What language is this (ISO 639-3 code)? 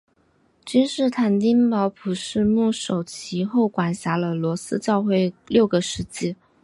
zho